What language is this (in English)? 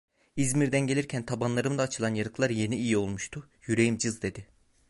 Turkish